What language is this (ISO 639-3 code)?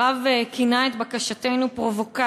heb